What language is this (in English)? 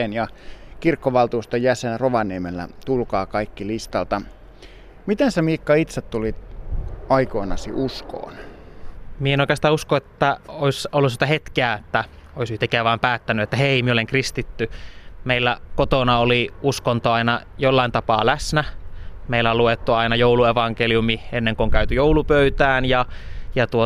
Finnish